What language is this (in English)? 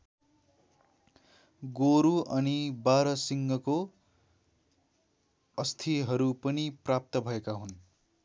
Nepali